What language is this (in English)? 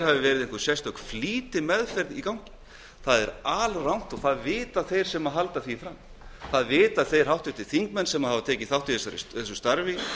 Icelandic